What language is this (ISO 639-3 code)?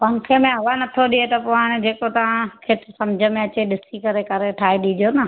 snd